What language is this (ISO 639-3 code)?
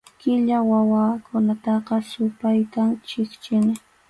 qxu